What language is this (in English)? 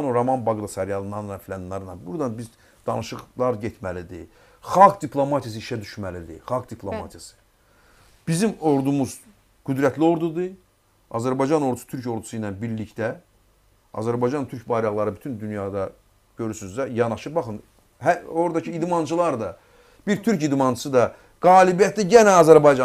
Turkish